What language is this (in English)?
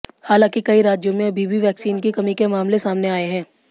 Hindi